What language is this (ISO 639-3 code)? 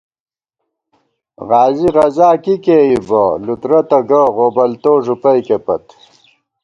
gwt